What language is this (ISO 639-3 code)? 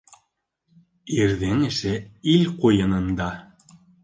bak